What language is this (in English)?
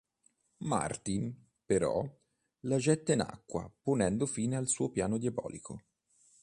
Italian